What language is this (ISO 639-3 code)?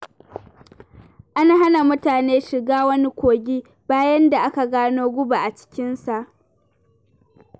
hau